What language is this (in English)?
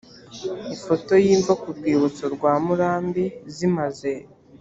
Kinyarwanda